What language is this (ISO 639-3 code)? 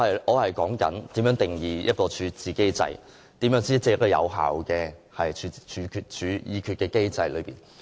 yue